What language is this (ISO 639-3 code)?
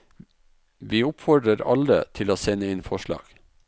nor